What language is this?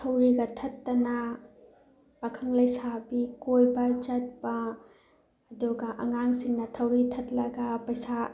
Manipuri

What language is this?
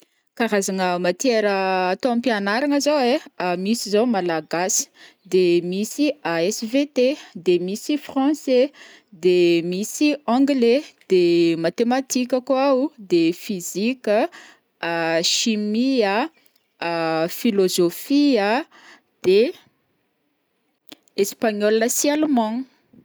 Northern Betsimisaraka Malagasy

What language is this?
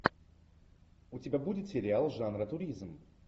Russian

